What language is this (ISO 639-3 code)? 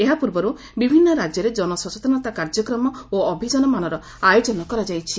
ori